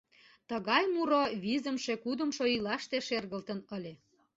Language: Mari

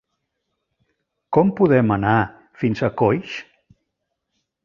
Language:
Catalan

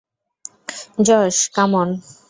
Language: Bangla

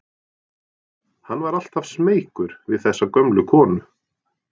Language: Icelandic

